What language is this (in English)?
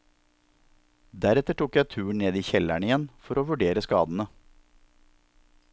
Norwegian